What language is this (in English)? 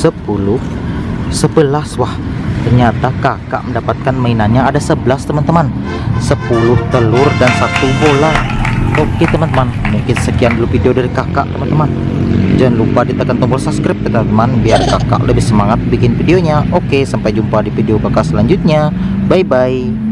Indonesian